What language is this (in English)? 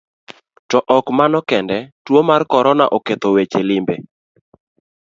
Luo (Kenya and Tanzania)